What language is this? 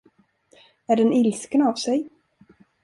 Swedish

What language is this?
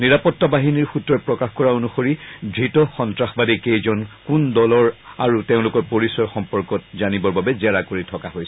Assamese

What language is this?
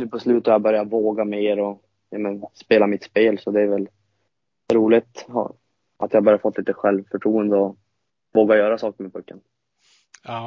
Swedish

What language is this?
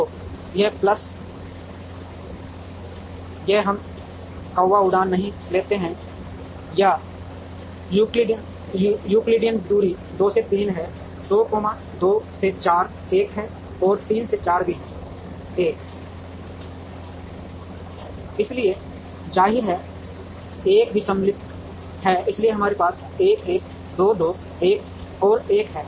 Hindi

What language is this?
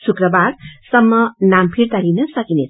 Nepali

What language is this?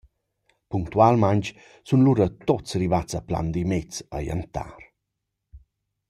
Romansh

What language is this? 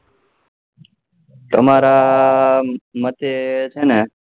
Gujarati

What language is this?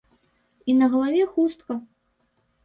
Belarusian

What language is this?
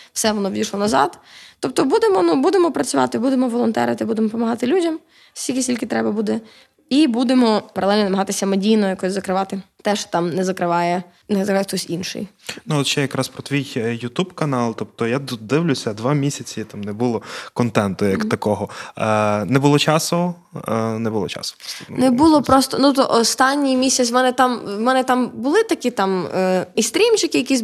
Ukrainian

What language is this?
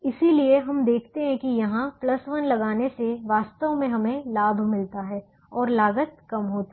Hindi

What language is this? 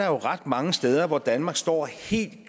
Danish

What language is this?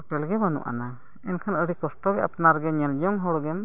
Santali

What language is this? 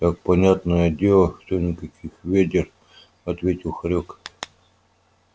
Russian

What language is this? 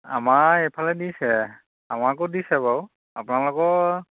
Assamese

